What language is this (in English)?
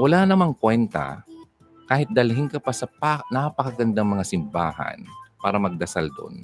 Filipino